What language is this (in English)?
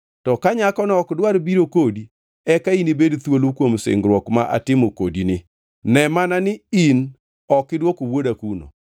Luo (Kenya and Tanzania)